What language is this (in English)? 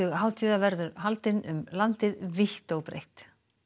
Icelandic